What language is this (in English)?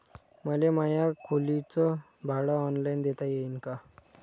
Marathi